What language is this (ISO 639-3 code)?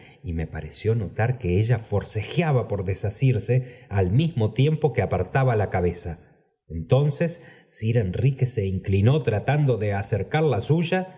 spa